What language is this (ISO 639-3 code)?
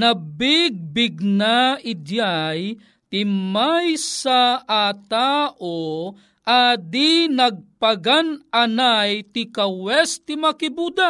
fil